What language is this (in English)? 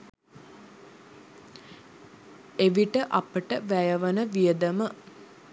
Sinhala